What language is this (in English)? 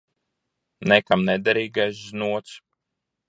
Latvian